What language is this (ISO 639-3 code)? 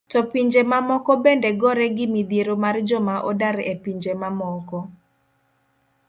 luo